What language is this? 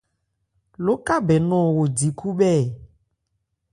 Ebrié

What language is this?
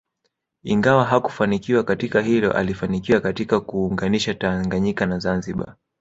Swahili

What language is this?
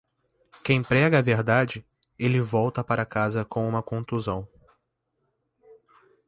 Portuguese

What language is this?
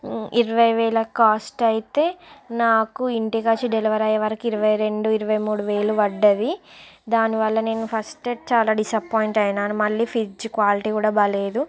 Telugu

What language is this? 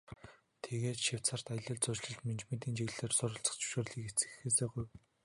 Mongolian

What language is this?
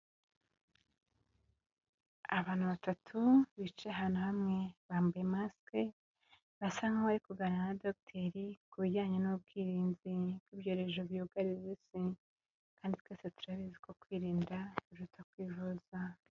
Kinyarwanda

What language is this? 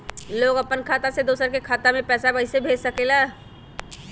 Magahi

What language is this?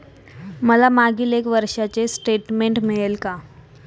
Marathi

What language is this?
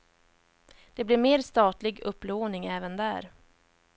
Swedish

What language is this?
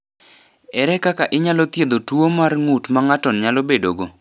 Luo (Kenya and Tanzania)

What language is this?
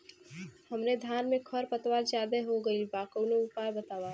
Bhojpuri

